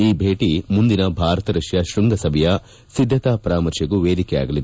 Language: Kannada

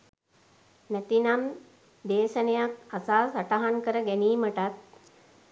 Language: Sinhala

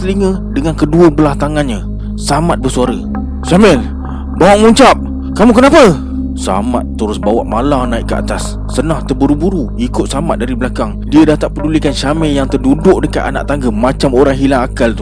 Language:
Malay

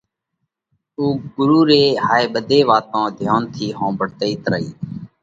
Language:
Parkari Koli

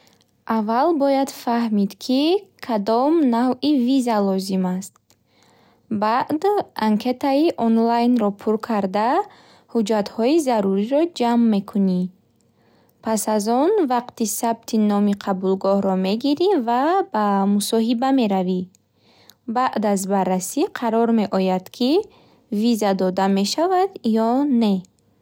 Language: Bukharic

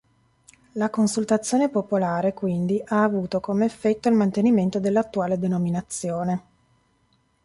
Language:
Italian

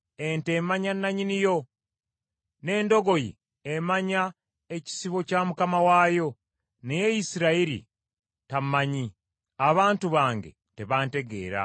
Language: Ganda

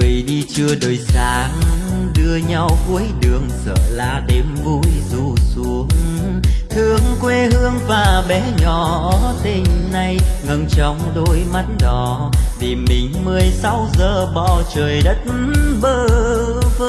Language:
Vietnamese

